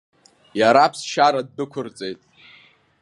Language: Abkhazian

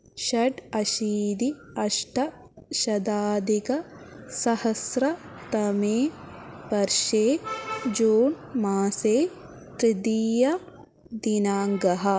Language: Sanskrit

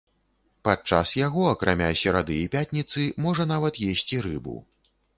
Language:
Belarusian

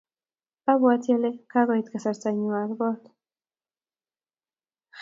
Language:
Kalenjin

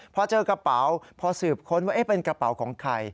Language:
Thai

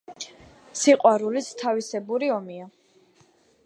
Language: Georgian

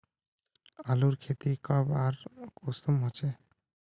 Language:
Magahi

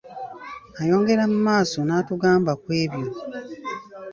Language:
Ganda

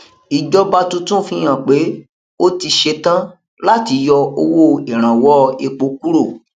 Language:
Yoruba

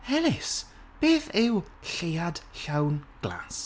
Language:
Welsh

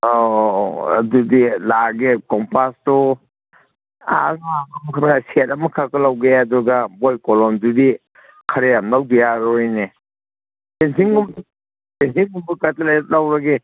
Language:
Manipuri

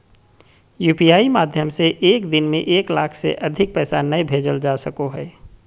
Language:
Magahi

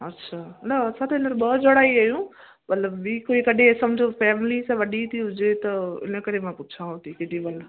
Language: Sindhi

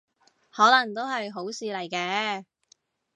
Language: Cantonese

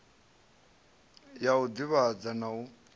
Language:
Venda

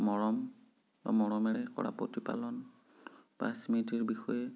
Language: Assamese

